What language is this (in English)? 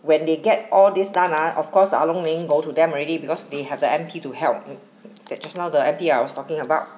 English